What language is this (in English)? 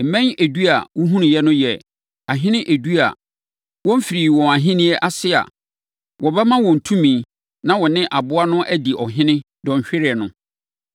Akan